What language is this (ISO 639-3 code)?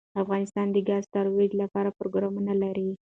pus